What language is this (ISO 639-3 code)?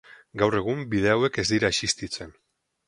eus